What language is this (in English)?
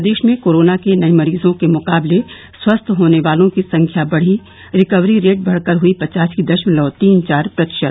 Hindi